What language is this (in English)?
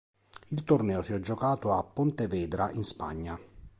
Italian